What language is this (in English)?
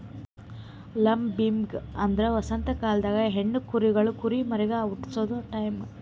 Kannada